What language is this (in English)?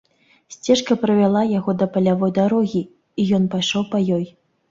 Belarusian